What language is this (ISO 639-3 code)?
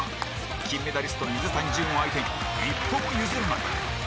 jpn